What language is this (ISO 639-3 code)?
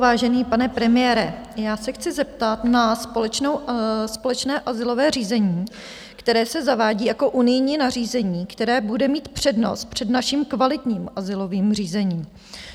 ces